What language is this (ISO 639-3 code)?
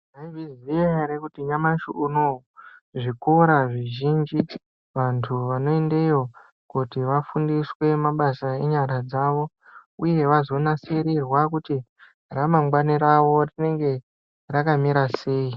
ndc